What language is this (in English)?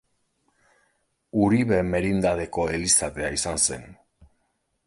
Basque